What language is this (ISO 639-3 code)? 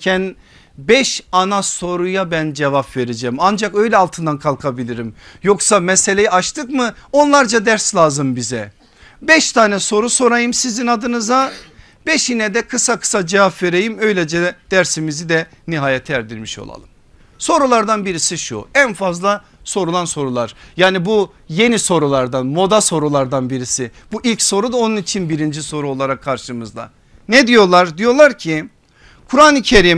tur